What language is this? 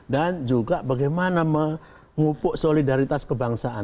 Indonesian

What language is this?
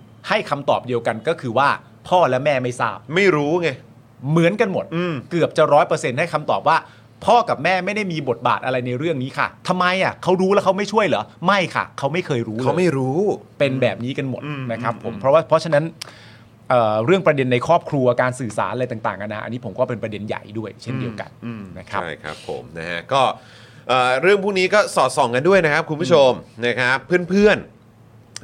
Thai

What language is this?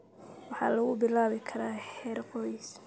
Somali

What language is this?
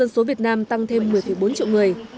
Vietnamese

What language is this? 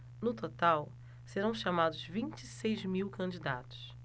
Portuguese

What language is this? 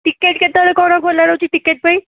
Odia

